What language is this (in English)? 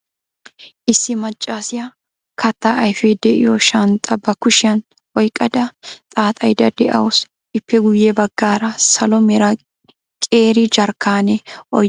Wolaytta